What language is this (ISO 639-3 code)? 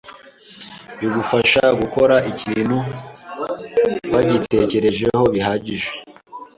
kin